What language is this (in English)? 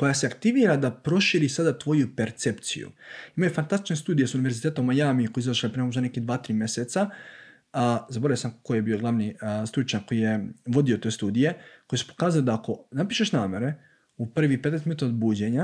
Croatian